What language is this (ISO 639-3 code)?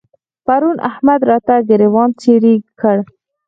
pus